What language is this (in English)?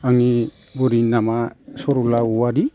Bodo